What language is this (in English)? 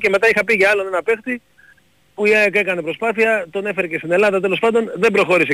Greek